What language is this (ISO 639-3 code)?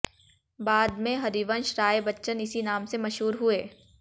hin